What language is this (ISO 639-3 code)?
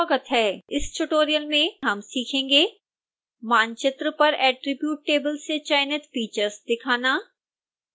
hin